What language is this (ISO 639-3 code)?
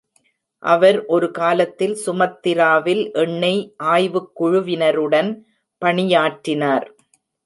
tam